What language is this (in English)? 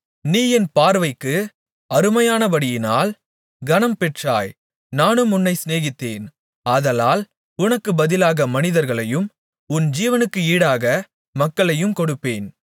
Tamil